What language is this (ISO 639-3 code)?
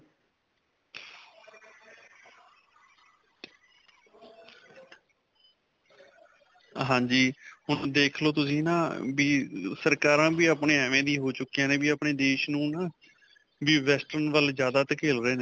pan